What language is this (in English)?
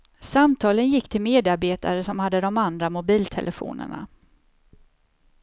Swedish